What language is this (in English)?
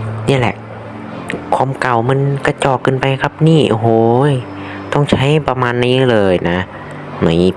Thai